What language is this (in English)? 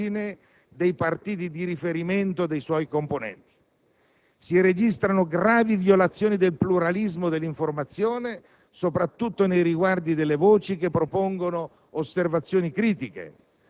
Italian